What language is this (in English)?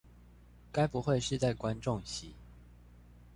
Chinese